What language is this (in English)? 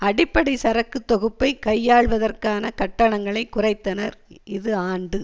Tamil